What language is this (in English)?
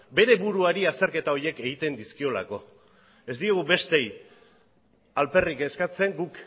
Basque